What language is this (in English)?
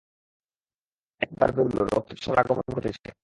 Bangla